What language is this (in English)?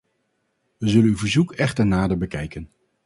Dutch